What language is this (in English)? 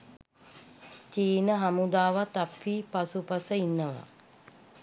Sinhala